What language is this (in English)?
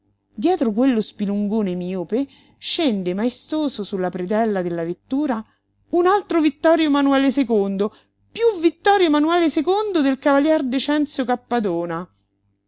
Italian